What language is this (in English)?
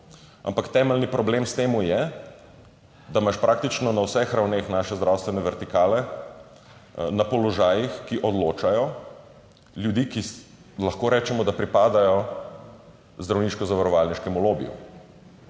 Slovenian